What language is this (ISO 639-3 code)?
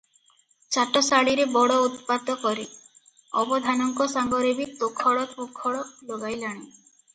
ori